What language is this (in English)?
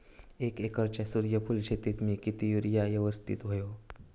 Marathi